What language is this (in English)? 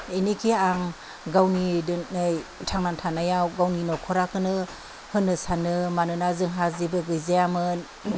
Bodo